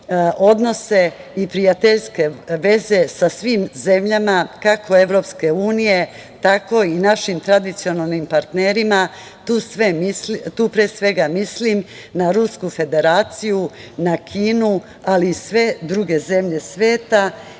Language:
Serbian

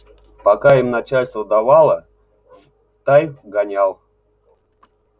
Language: Russian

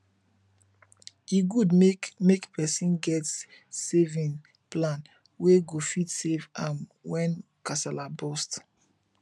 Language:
Nigerian Pidgin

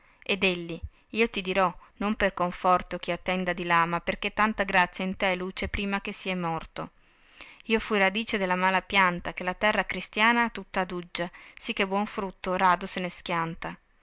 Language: Italian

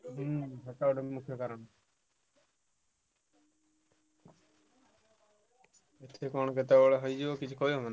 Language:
Odia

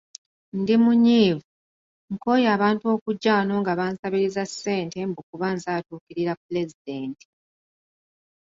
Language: Ganda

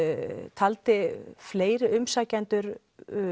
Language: Icelandic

